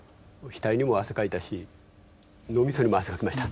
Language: Japanese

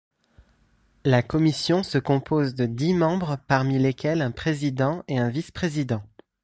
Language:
French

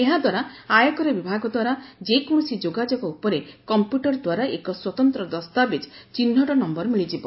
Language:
Odia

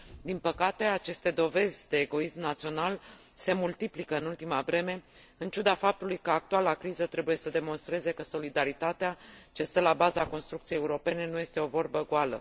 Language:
Romanian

